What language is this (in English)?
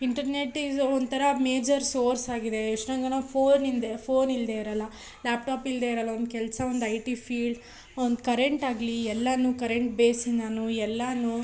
Kannada